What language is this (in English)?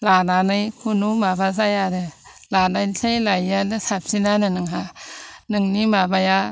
Bodo